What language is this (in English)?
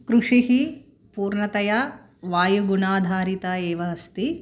Sanskrit